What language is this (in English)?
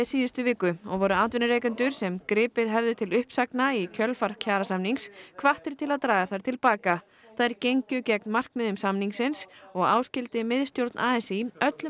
Icelandic